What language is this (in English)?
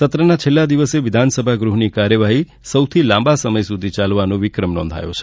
Gujarati